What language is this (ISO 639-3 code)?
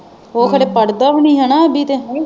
pan